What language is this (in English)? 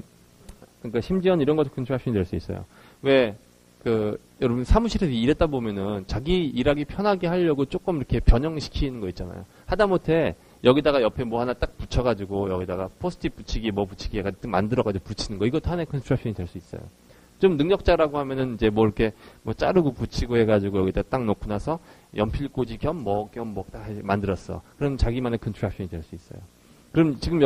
Korean